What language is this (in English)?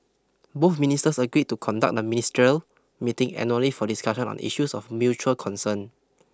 English